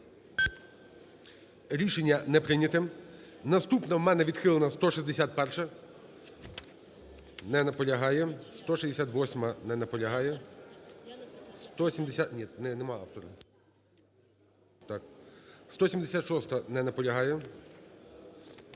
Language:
Ukrainian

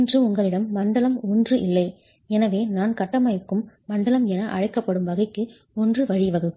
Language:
Tamil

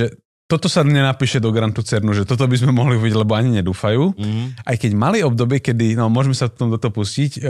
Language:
Slovak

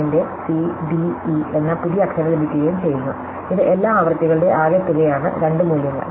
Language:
Malayalam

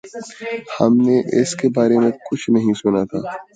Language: Urdu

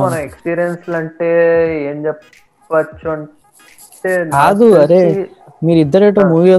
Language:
Telugu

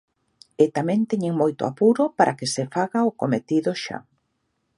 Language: Galician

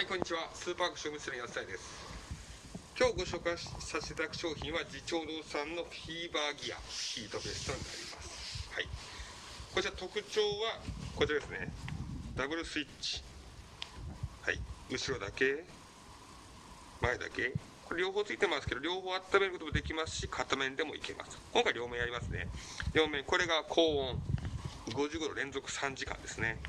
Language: Japanese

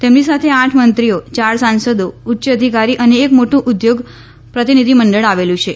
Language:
Gujarati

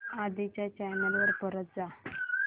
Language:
Marathi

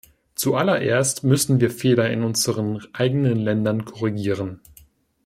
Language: German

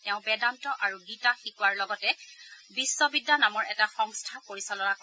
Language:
Assamese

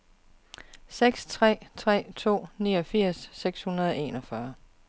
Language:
Danish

